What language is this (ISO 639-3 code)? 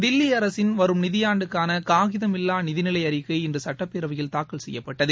tam